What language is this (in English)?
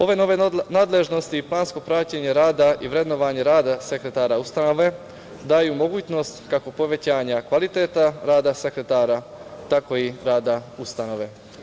Serbian